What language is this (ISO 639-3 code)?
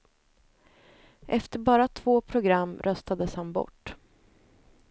swe